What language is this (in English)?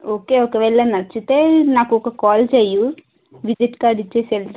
Telugu